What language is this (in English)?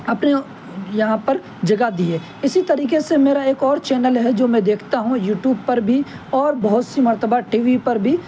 Urdu